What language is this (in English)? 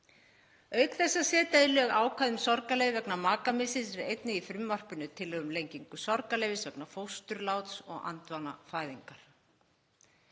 Icelandic